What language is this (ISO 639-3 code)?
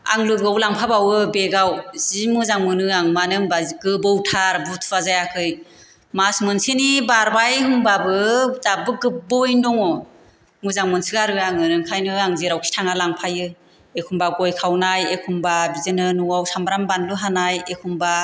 brx